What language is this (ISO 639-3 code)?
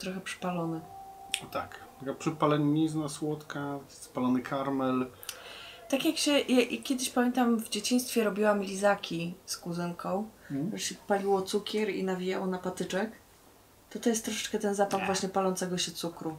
pol